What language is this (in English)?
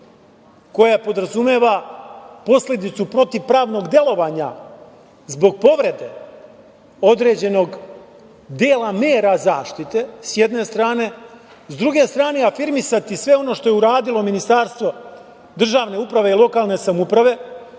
Serbian